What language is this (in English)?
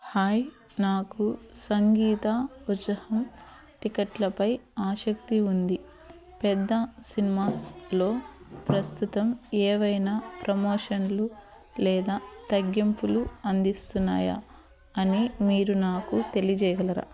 Telugu